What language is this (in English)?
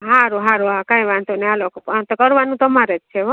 Gujarati